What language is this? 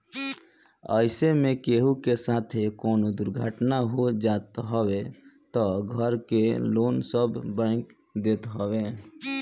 Bhojpuri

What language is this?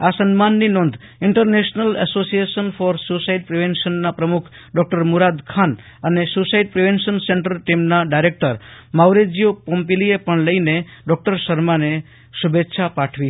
Gujarati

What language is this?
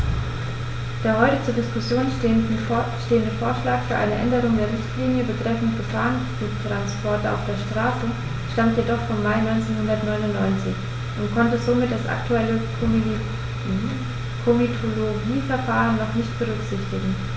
German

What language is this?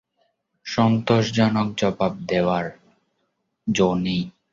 Bangla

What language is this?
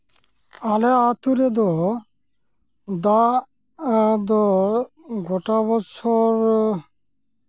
Santali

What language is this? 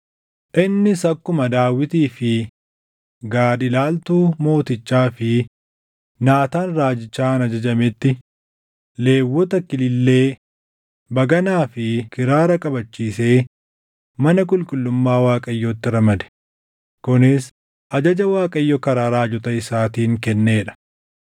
Oromo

